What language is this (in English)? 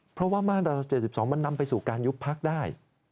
Thai